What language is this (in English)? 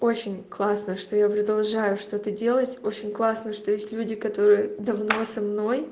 Russian